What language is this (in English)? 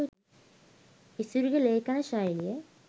Sinhala